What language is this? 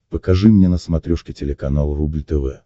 Russian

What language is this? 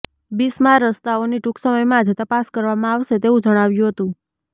Gujarati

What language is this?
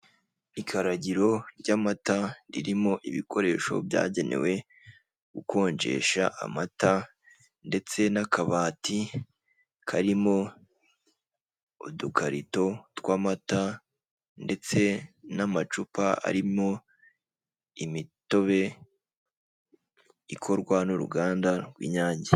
Kinyarwanda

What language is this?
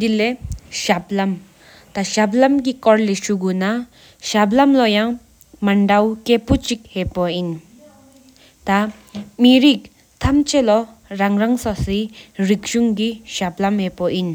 Sikkimese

